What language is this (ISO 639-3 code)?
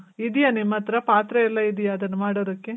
kan